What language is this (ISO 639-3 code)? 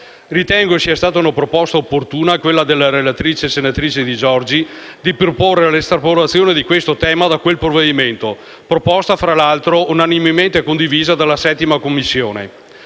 ita